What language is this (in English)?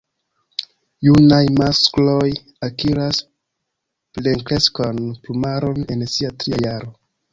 Esperanto